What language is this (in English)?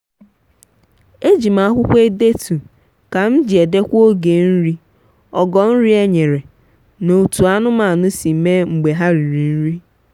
Igbo